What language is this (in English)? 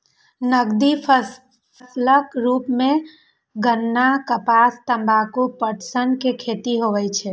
Maithili